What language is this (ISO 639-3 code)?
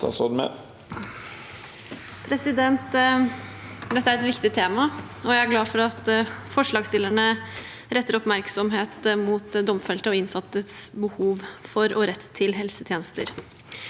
nor